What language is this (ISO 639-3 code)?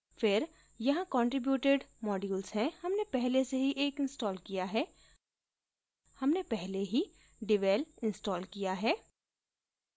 hin